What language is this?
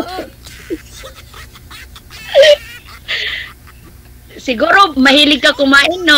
Filipino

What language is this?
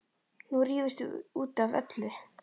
Icelandic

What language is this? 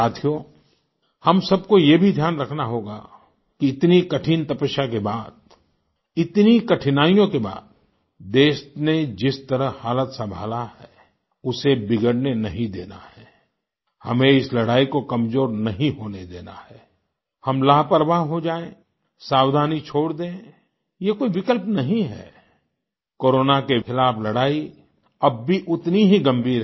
Hindi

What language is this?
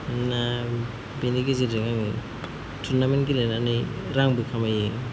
Bodo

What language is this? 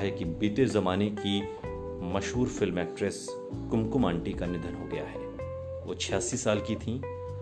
Hindi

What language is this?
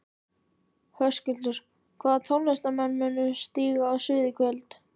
Icelandic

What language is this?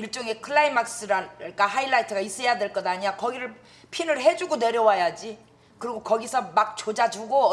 Korean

